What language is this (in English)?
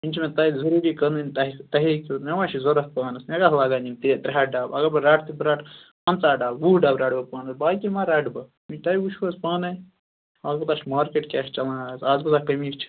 Kashmiri